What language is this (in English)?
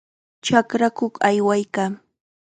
Chiquián Ancash Quechua